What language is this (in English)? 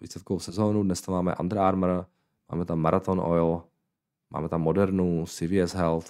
Czech